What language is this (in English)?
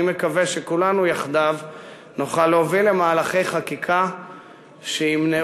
Hebrew